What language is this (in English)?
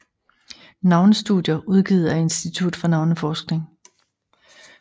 Danish